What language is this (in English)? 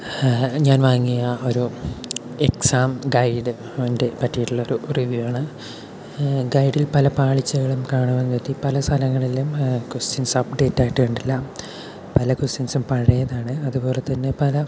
Malayalam